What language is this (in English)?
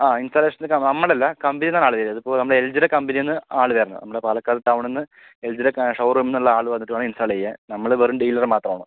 Malayalam